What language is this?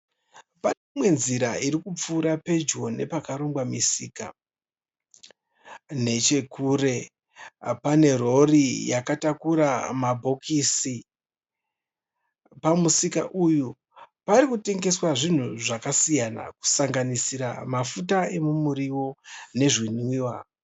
Shona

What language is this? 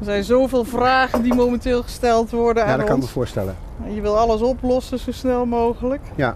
Dutch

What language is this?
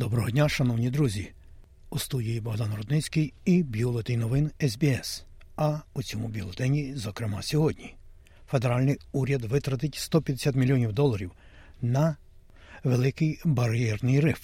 Ukrainian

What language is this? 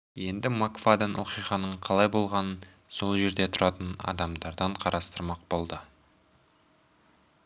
Kazakh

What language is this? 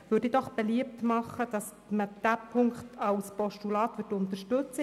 Swiss German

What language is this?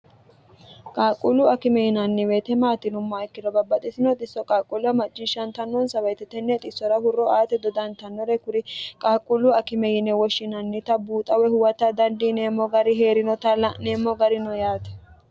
Sidamo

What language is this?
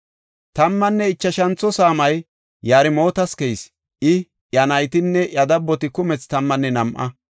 Gofa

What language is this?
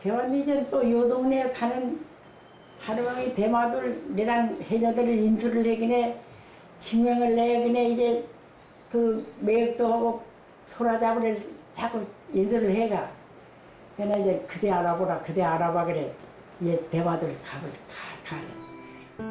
Korean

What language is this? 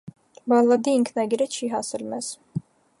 Armenian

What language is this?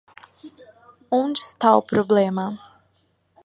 Portuguese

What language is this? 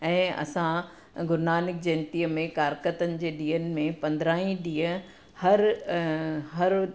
Sindhi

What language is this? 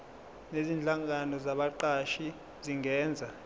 Zulu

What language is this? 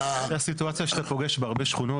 Hebrew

